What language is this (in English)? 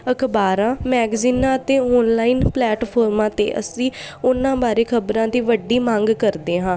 Punjabi